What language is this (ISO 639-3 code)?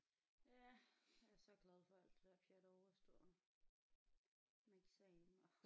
dan